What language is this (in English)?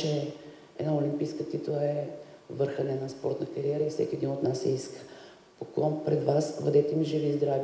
Bulgarian